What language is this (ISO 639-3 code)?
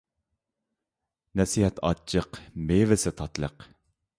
uig